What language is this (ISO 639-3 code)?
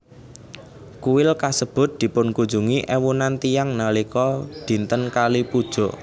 jav